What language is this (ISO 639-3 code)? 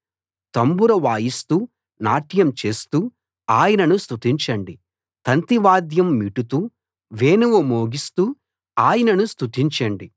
tel